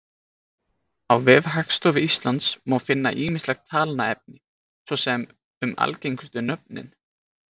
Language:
Icelandic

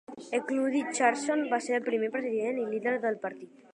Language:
Catalan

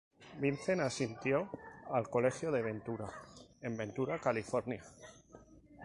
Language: Spanish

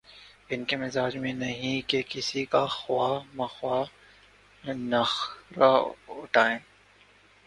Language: Urdu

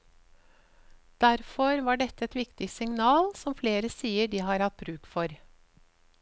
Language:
Norwegian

